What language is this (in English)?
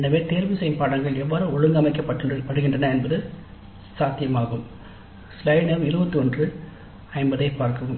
Tamil